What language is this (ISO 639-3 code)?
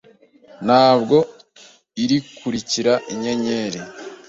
kin